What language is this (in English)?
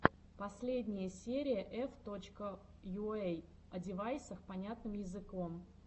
Russian